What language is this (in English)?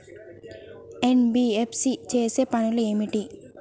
Telugu